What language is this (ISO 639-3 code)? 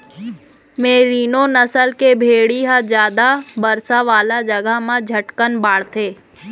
hne